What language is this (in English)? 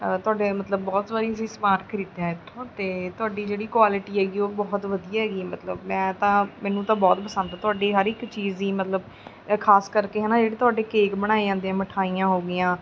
Punjabi